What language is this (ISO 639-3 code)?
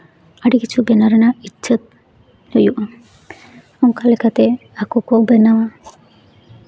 sat